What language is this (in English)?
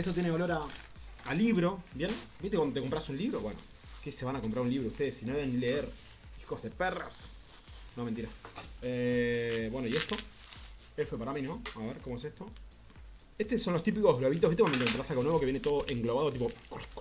Spanish